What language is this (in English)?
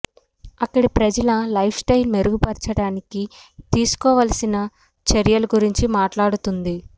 Telugu